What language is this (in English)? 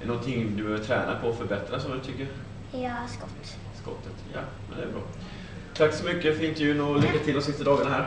Swedish